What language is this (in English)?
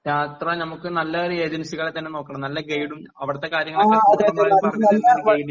Malayalam